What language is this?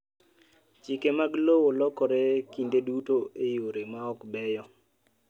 Luo (Kenya and Tanzania)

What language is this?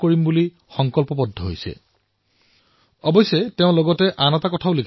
Assamese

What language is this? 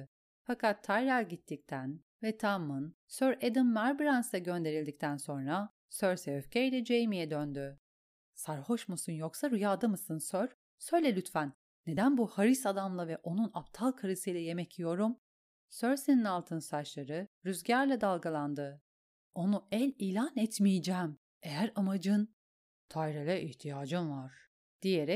Turkish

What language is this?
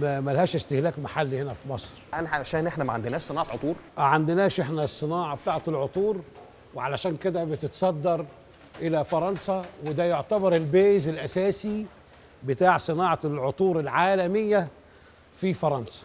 Arabic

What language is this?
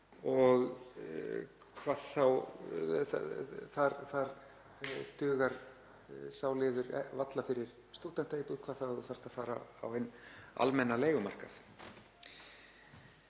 Icelandic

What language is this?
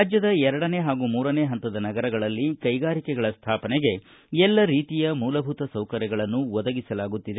Kannada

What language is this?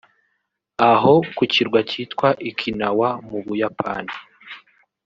Kinyarwanda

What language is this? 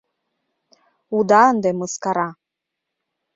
Mari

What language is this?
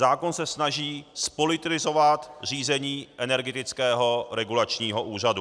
Czech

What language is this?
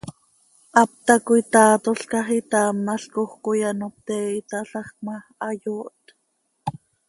Seri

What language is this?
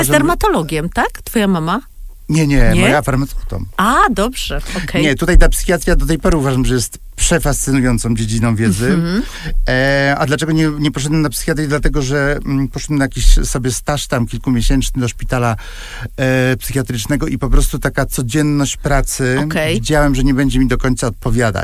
Polish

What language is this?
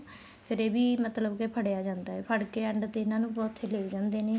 Punjabi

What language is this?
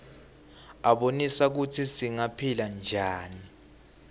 Swati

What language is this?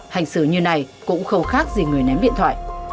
Vietnamese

